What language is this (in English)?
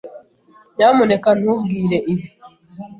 Kinyarwanda